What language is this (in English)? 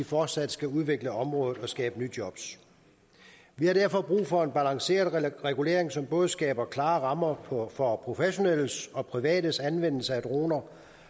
Danish